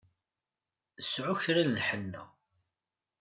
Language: Kabyle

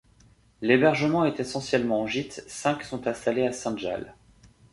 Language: French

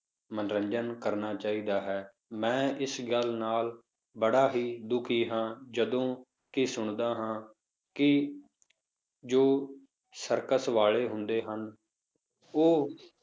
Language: Punjabi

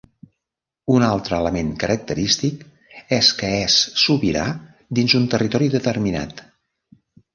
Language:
Catalan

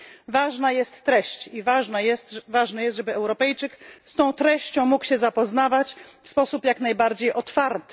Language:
Polish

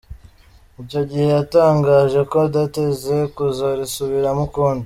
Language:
Kinyarwanda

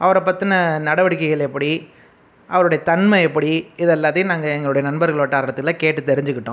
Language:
Tamil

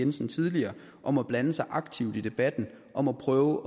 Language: Danish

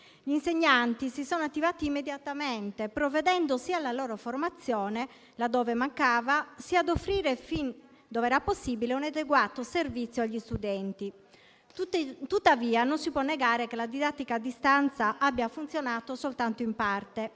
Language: Italian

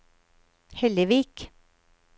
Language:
Norwegian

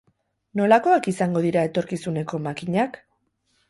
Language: Basque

